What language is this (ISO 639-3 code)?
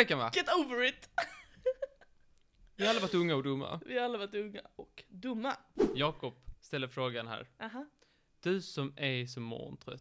swe